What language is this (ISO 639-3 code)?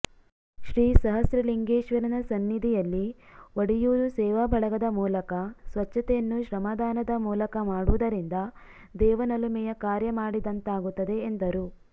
kan